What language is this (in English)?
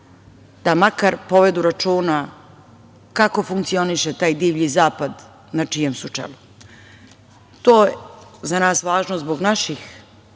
Serbian